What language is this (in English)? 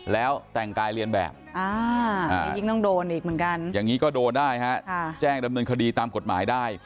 Thai